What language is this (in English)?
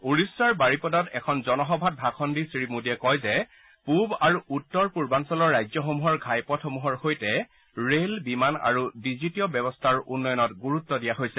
Assamese